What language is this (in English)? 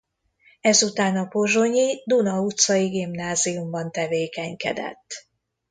Hungarian